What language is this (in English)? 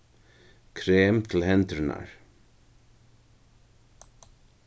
Faroese